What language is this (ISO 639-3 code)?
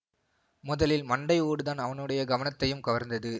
tam